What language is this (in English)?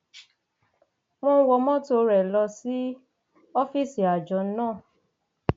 Yoruba